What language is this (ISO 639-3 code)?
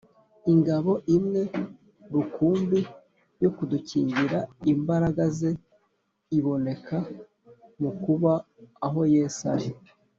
kin